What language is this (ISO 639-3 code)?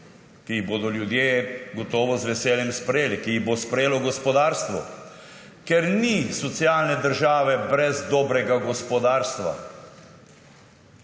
slv